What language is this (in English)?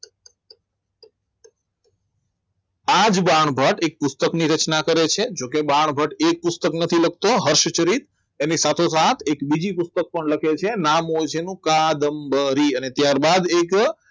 Gujarati